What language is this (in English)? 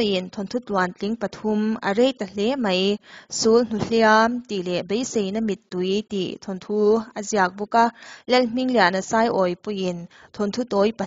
Thai